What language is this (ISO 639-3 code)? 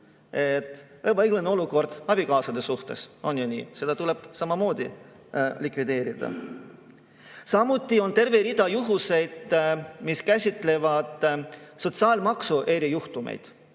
est